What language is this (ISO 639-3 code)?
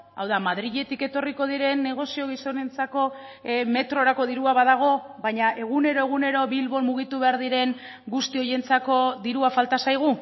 eus